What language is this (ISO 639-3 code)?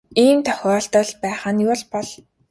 mon